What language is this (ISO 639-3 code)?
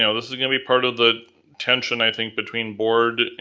eng